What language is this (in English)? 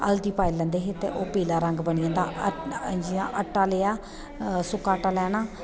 Dogri